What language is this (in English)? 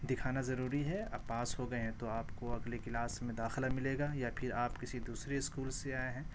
Urdu